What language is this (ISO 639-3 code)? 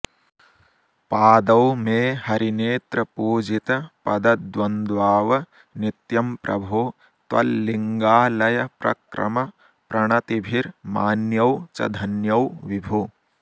san